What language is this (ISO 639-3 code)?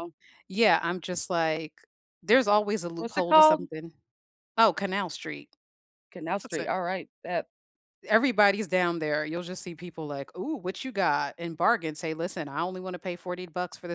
eng